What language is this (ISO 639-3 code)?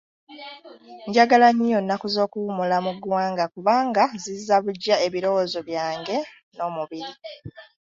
lug